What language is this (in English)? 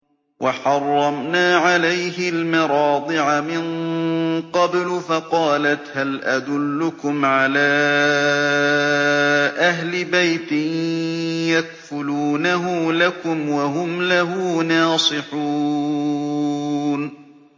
Arabic